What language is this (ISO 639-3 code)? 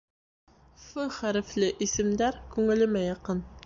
bak